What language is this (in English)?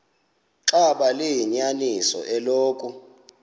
Xhosa